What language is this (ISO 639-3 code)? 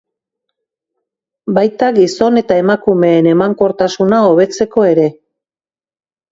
eus